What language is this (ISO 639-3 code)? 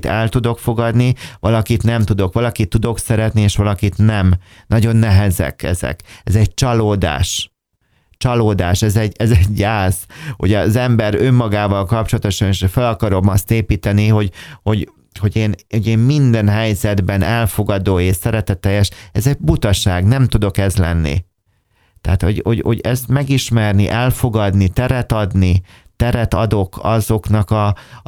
hun